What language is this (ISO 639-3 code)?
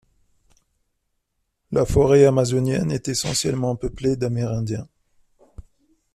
fra